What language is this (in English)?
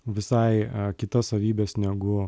Lithuanian